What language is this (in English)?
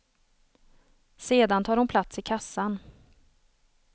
Swedish